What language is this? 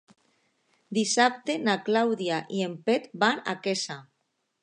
Catalan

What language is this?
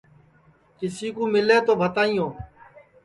Sansi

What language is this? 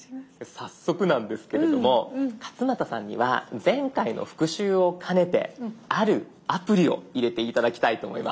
Japanese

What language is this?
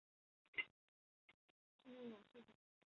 Chinese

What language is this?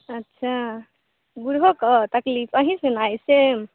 Maithili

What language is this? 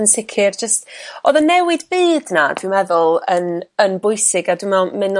Welsh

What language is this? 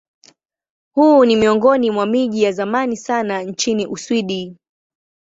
Swahili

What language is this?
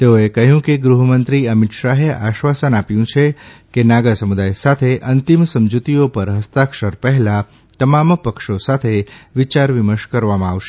Gujarati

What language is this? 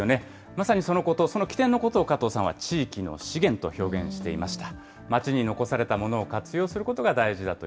Japanese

